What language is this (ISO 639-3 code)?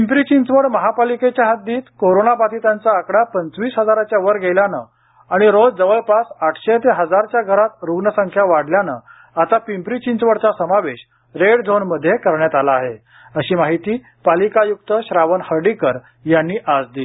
mar